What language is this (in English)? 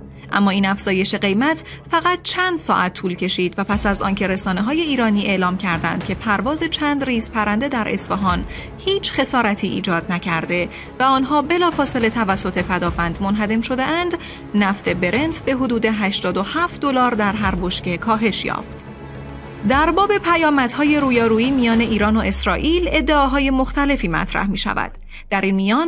Persian